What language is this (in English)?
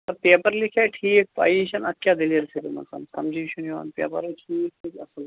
Kashmiri